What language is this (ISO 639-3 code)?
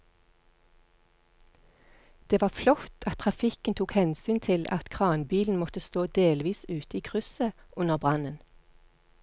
nor